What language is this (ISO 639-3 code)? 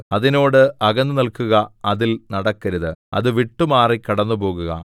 mal